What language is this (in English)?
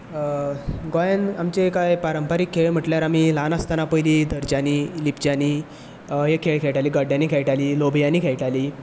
Konkani